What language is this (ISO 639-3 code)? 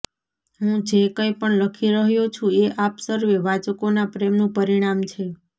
guj